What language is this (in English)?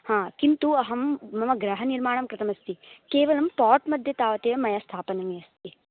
Sanskrit